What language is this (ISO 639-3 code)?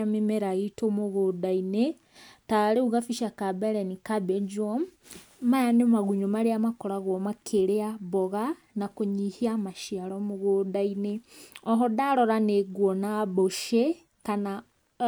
kik